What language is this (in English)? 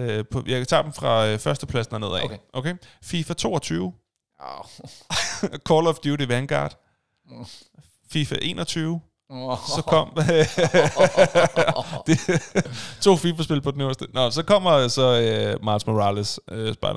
Danish